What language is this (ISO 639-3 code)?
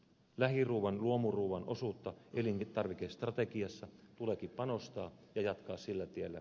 fin